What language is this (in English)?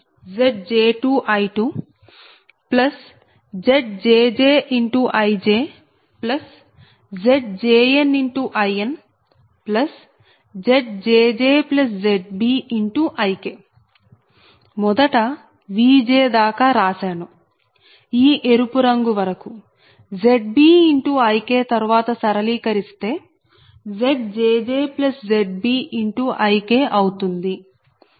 Telugu